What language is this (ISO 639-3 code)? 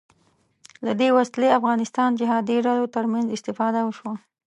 pus